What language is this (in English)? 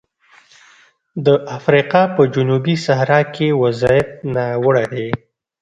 Pashto